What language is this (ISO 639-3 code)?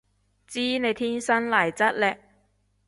yue